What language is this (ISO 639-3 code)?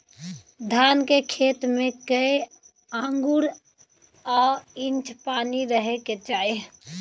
mai